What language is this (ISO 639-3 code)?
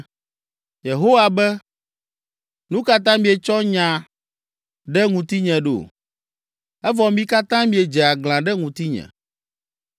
ewe